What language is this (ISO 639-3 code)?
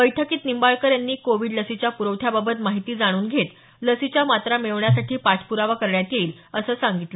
mar